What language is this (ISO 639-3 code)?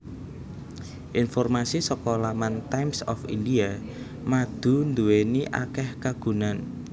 jav